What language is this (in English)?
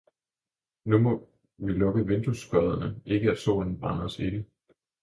Danish